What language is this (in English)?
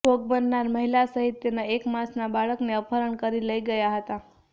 Gujarati